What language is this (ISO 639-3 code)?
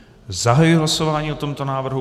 ces